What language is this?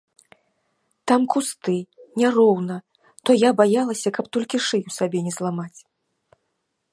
Belarusian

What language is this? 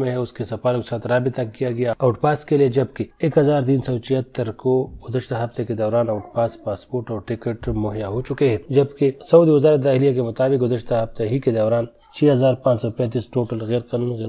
Arabic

